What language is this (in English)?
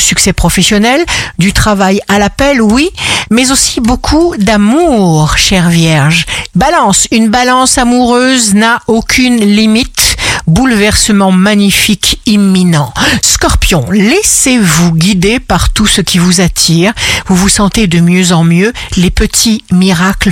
French